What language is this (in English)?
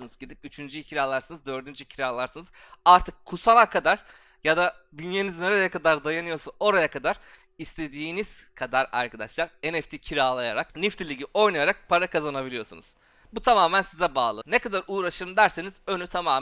Turkish